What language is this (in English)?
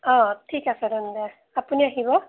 Assamese